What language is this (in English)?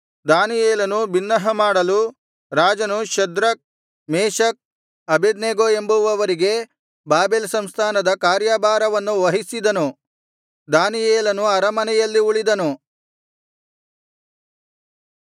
Kannada